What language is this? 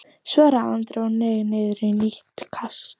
Icelandic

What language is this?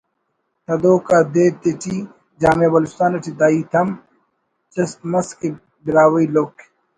Brahui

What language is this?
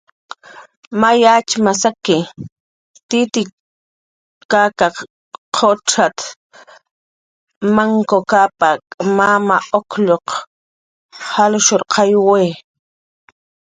Jaqaru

